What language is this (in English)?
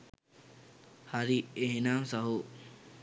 Sinhala